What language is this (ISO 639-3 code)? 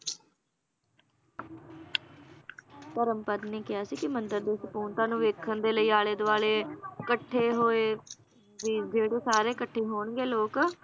pan